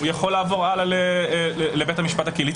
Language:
Hebrew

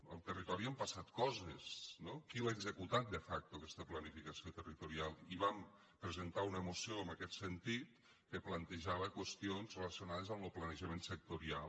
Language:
Catalan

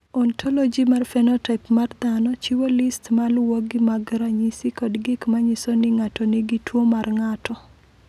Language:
Luo (Kenya and Tanzania)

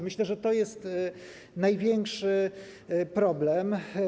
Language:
Polish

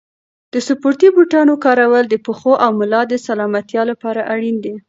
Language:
Pashto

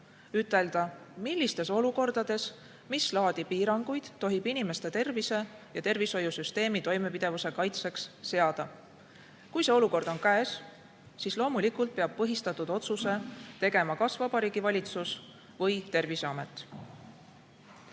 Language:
Estonian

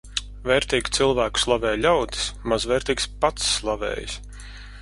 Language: Latvian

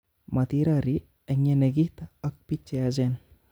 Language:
Kalenjin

